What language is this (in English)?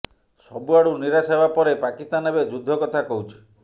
Odia